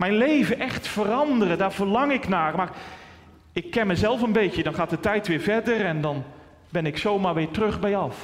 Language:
Dutch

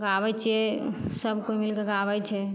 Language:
Maithili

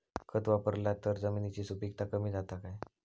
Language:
Marathi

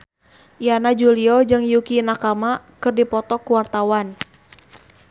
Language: Sundanese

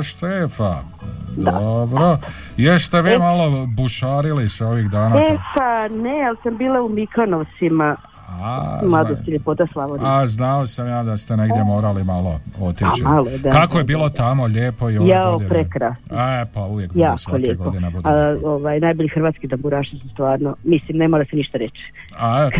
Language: Croatian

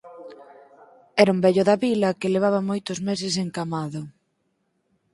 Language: Galician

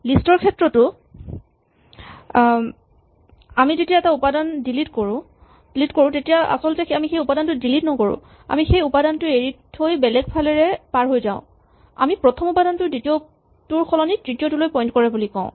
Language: Assamese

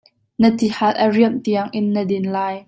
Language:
Hakha Chin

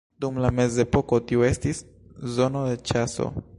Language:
Esperanto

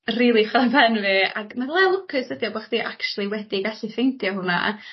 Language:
Welsh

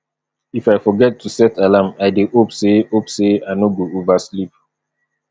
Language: Nigerian Pidgin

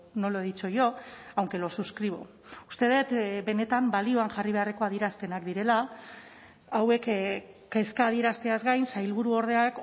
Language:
Basque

